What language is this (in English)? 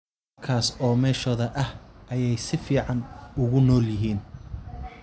Somali